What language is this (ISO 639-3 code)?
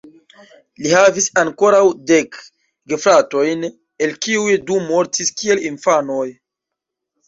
epo